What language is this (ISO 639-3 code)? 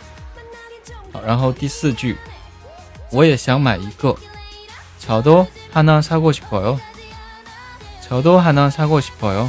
zho